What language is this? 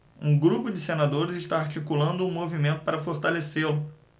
Portuguese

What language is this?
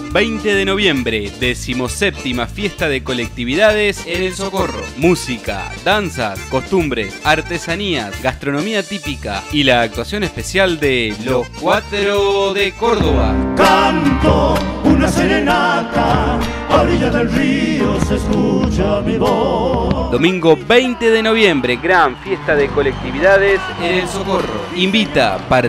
Spanish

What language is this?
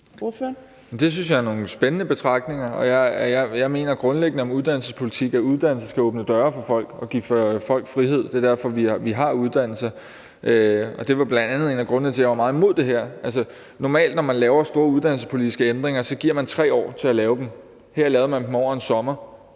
Danish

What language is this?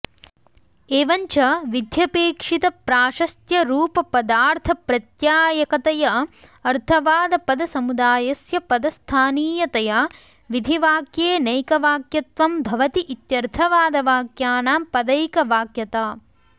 Sanskrit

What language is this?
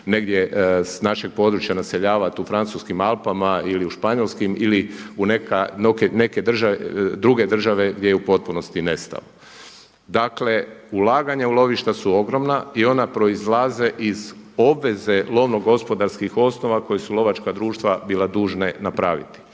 Croatian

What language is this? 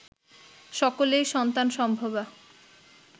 Bangla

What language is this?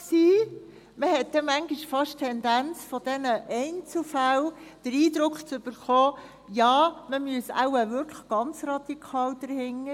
Swiss German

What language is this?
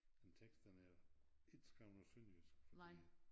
Danish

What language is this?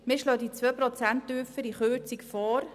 Swiss German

